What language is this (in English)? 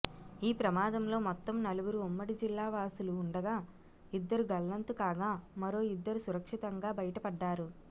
Telugu